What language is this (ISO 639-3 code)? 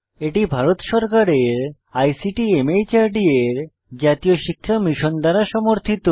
ben